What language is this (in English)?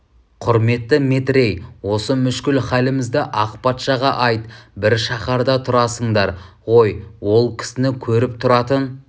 Kazakh